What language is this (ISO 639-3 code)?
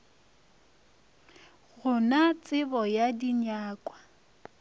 nso